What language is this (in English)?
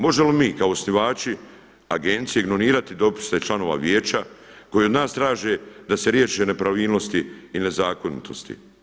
Croatian